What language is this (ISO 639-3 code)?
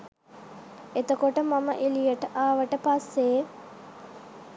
sin